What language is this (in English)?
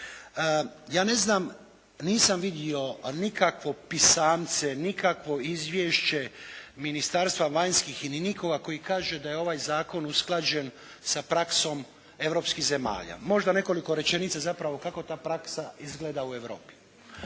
Croatian